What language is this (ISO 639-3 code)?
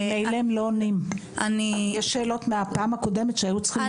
heb